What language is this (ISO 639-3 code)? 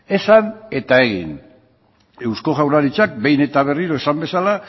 eus